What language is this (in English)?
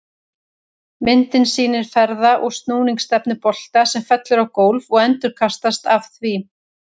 Icelandic